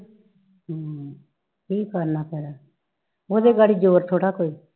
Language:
Punjabi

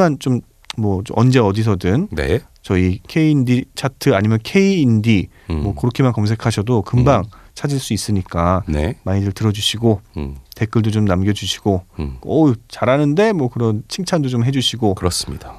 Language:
Korean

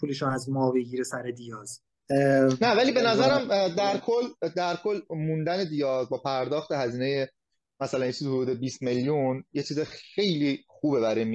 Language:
Persian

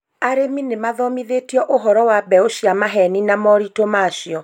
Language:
Kikuyu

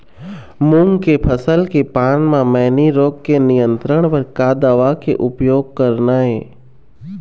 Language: Chhattisgarhi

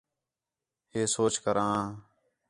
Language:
Khetrani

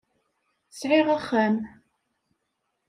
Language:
Kabyle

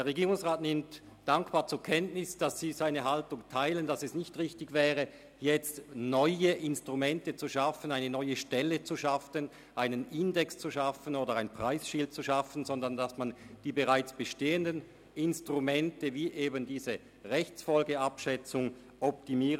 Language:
Swiss German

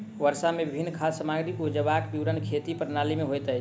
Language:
Maithili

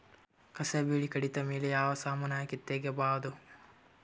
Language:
Kannada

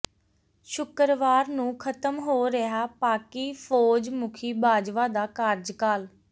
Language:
Punjabi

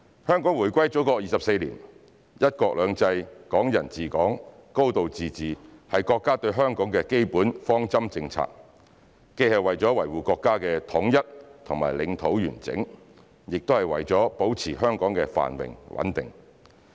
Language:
Cantonese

